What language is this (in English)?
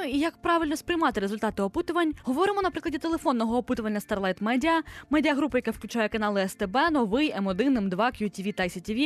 Ukrainian